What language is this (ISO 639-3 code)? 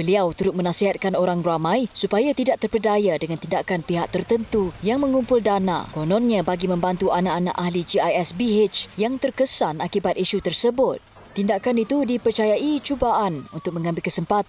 msa